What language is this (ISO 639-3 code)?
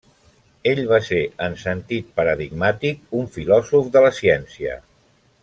cat